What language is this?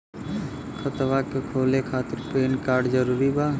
Bhojpuri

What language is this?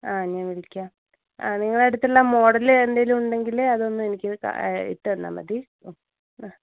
Malayalam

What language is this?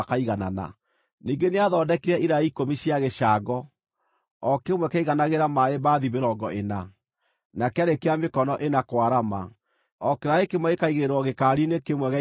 Kikuyu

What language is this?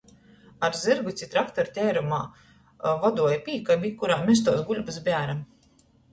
Latgalian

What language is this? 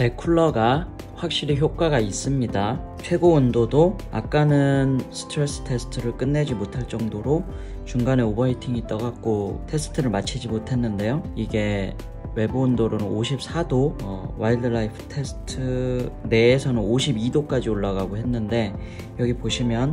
Korean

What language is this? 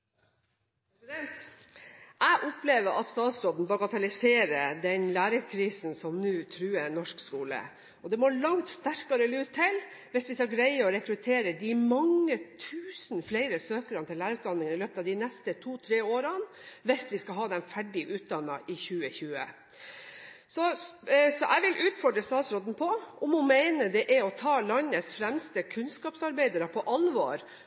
Norwegian Bokmål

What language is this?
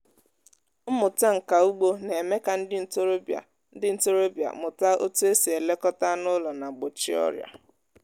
Igbo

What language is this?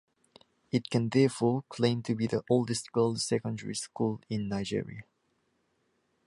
English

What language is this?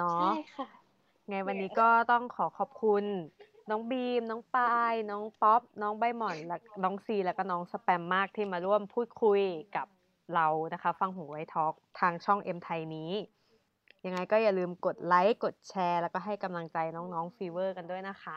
Thai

